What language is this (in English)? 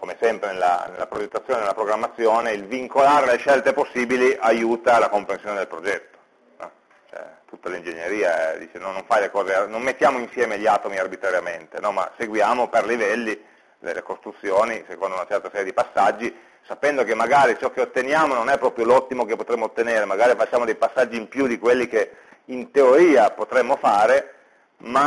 Italian